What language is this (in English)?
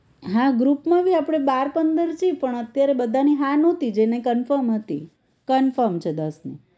Gujarati